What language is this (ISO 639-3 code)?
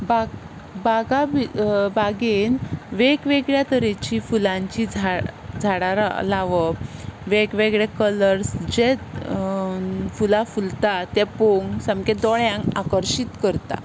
kok